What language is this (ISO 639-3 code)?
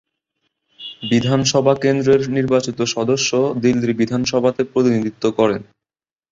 ben